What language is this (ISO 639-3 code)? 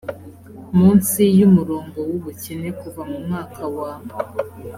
kin